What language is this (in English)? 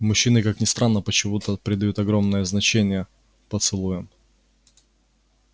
Russian